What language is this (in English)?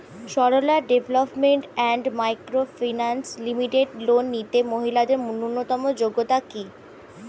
Bangla